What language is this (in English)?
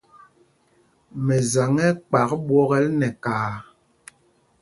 Mpumpong